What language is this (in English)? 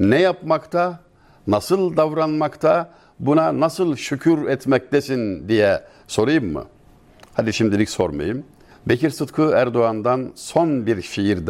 Turkish